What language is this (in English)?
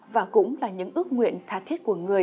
Vietnamese